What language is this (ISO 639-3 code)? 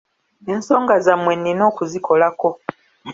lug